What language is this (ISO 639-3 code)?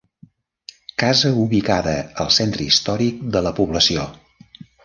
cat